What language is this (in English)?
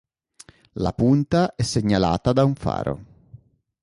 Italian